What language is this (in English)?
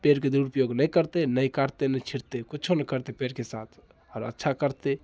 Maithili